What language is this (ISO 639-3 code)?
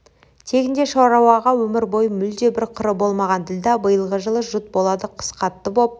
kaz